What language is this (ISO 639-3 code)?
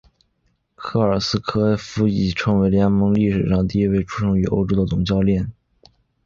zho